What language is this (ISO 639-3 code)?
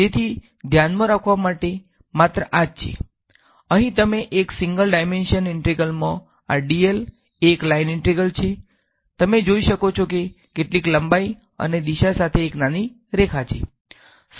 guj